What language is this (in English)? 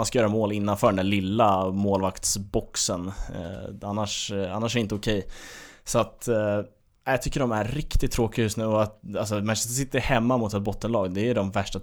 Swedish